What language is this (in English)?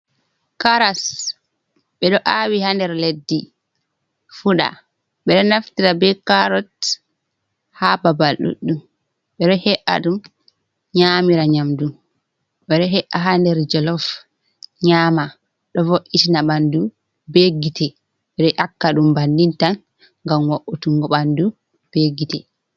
Fula